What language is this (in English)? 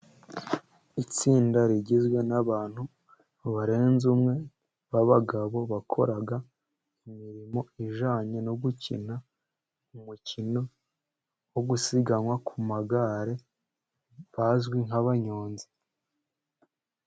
Kinyarwanda